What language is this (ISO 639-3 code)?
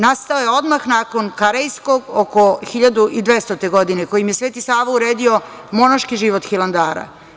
srp